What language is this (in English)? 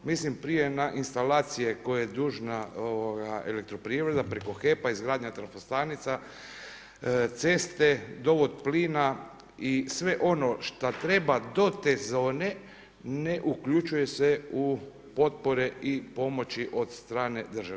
Croatian